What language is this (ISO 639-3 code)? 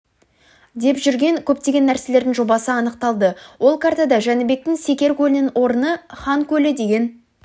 kaz